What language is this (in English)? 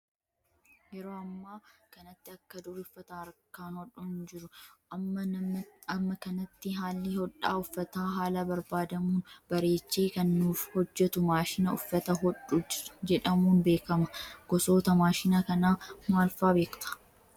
Oromo